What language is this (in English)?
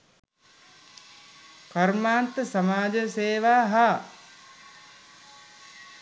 Sinhala